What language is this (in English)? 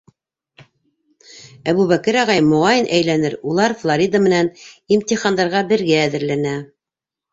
Bashkir